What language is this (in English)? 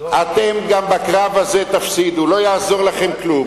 Hebrew